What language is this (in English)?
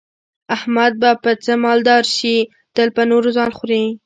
Pashto